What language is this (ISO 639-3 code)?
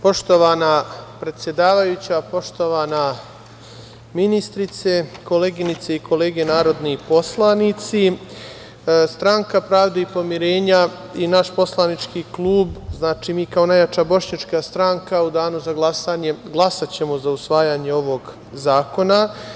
srp